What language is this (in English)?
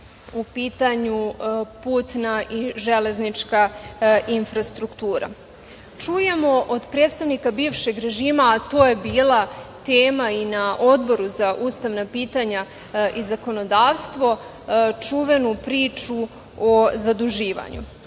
Serbian